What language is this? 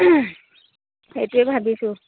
Assamese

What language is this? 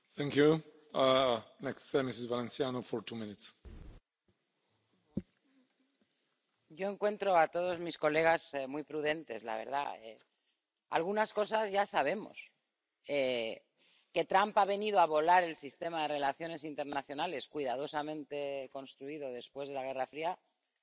Spanish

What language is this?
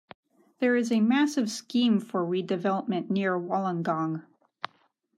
English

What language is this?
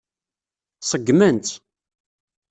Kabyle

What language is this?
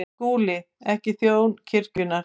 Icelandic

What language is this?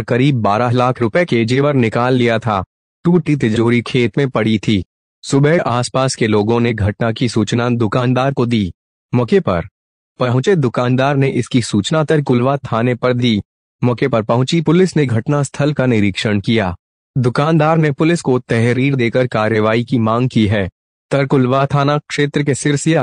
Hindi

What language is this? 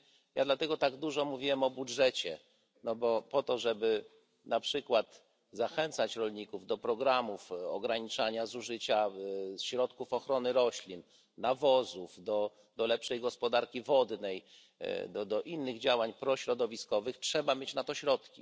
Polish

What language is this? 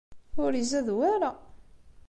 Kabyle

